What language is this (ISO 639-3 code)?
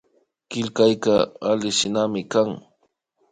qvi